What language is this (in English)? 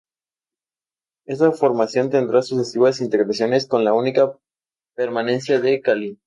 Spanish